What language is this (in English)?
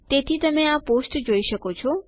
Gujarati